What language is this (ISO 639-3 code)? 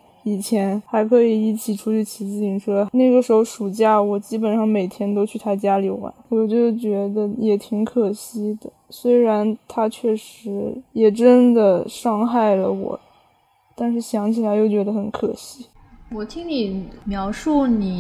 zho